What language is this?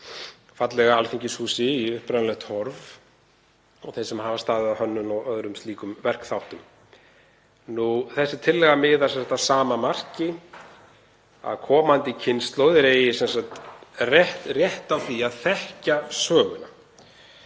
Icelandic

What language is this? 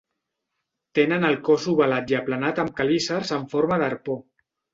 Catalan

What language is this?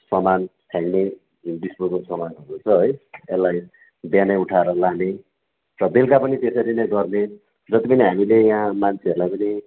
Nepali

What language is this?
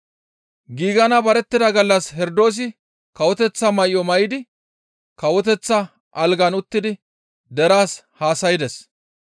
Gamo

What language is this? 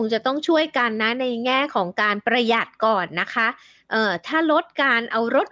Thai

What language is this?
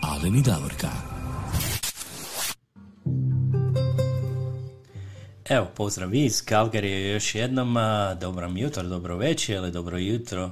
Croatian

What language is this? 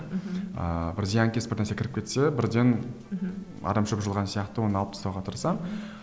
Kazakh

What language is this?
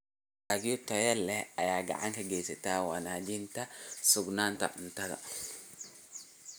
Somali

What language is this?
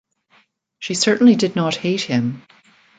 English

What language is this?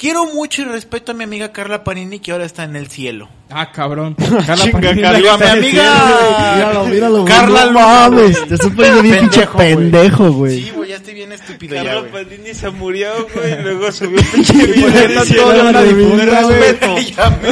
Spanish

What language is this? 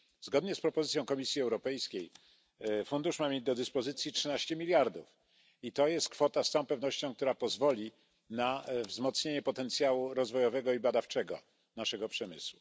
Polish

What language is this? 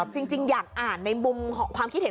Thai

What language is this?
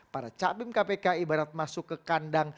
Indonesian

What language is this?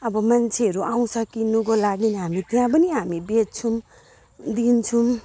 Nepali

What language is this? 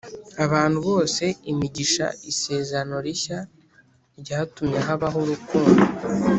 Kinyarwanda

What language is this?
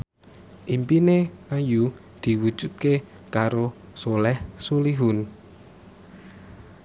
Javanese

